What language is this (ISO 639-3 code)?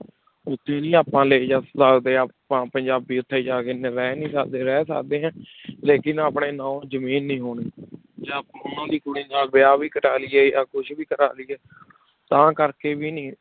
pan